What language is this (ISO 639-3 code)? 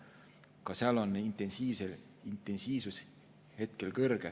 est